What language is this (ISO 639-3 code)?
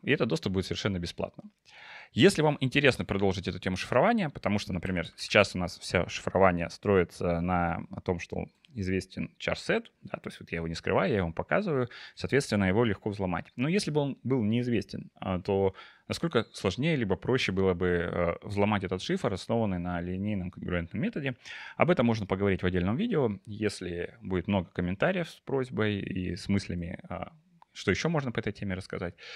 rus